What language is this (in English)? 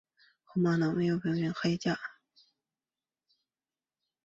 Chinese